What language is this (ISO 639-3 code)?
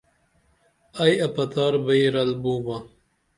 dml